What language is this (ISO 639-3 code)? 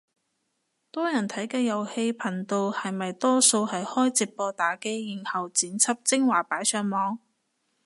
yue